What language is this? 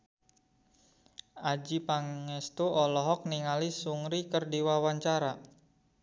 Sundanese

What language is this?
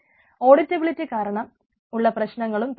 Malayalam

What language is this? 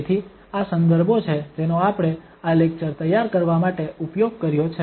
Gujarati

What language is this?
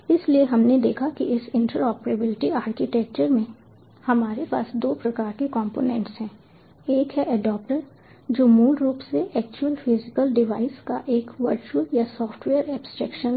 Hindi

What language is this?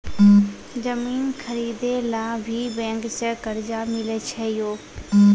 Maithili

